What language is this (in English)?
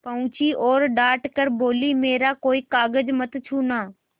Hindi